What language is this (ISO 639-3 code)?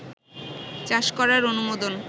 ben